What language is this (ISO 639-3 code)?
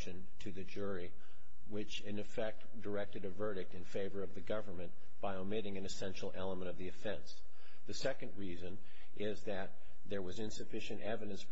eng